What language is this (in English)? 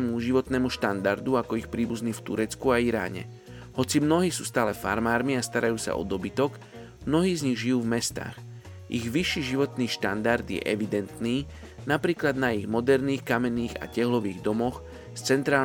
Slovak